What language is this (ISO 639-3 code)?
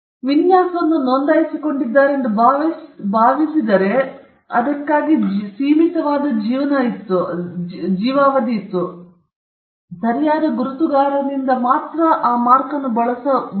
kan